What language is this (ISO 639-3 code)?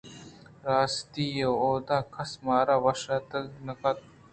bgp